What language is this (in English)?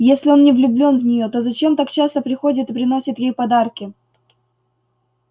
Russian